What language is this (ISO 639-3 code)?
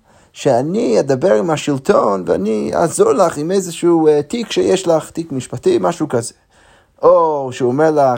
heb